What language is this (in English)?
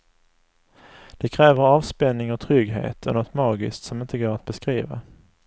Swedish